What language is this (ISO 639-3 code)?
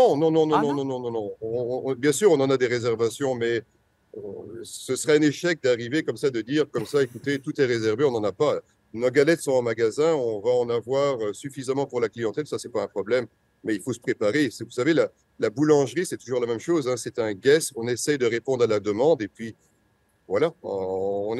fra